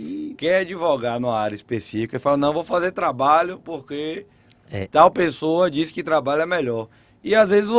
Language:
Portuguese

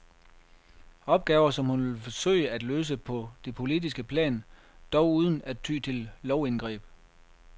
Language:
Danish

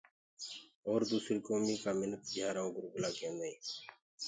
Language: Gurgula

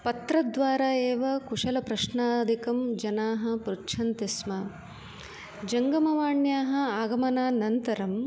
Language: Sanskrit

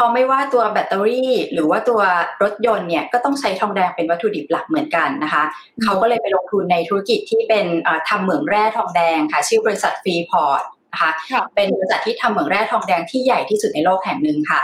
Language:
Thai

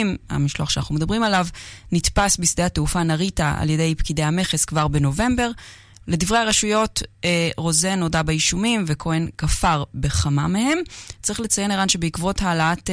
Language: Hebrew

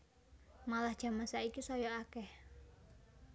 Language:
Javanese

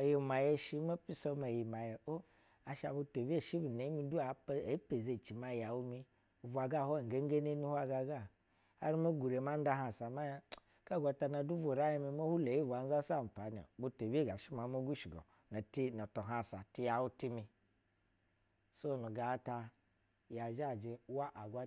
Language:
Basa (Nigeria)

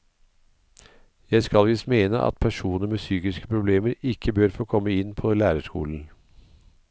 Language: Norwegian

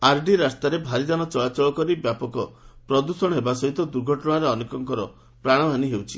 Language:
Odia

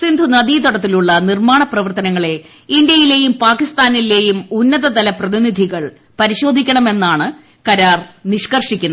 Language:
Malayalam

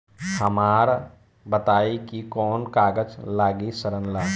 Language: Bhojpuri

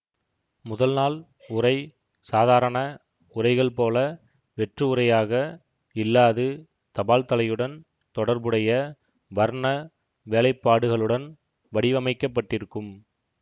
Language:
Tamil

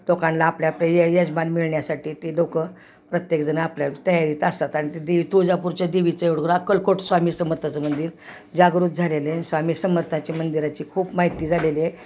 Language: Marathi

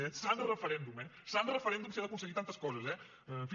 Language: Catalan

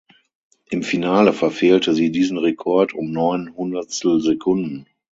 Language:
German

